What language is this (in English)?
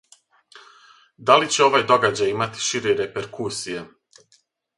Serbian